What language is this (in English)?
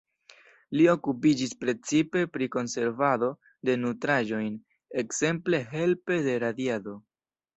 Esperanto